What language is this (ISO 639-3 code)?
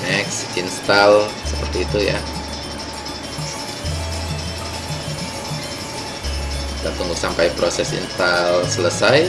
ind